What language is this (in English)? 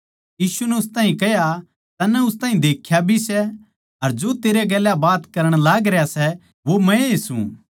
Haryanvi